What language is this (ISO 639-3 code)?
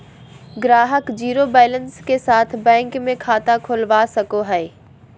mag